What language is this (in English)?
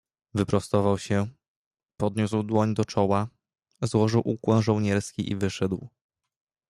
Polish